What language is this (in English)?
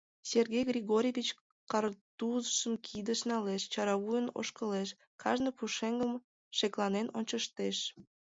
Mari